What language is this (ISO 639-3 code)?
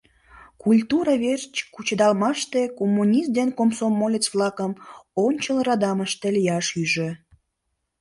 chm